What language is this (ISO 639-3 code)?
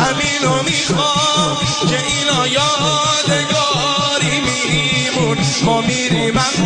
fas